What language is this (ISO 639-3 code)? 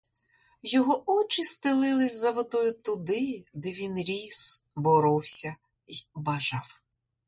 ukr